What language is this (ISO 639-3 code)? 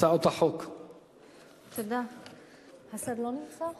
heb